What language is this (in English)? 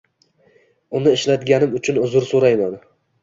Uzbek